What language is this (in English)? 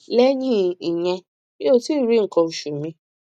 Yoruba